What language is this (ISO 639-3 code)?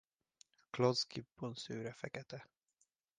hun